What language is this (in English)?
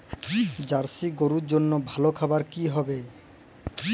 Bangla